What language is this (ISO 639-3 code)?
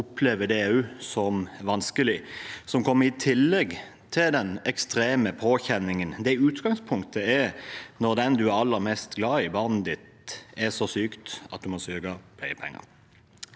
nor